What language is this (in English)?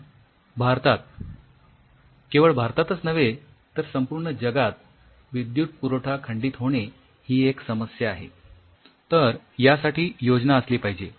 Marathi